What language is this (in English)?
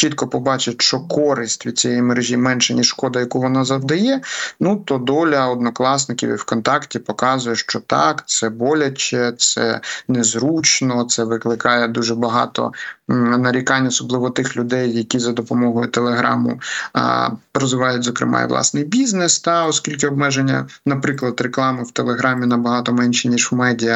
Ukrainian